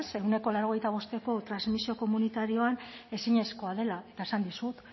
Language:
Basque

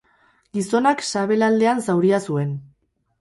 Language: Basque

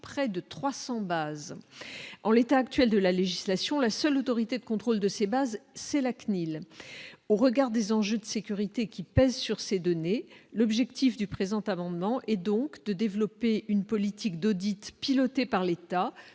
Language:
French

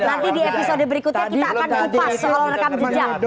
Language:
Indonesian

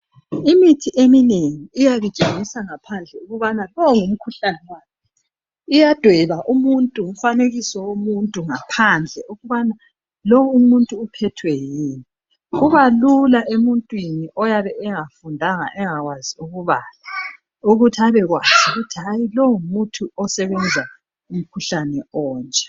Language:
North Ndebele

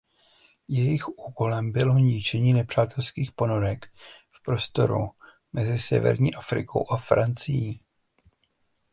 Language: Czech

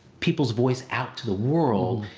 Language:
English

